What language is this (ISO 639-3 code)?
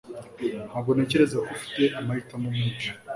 kin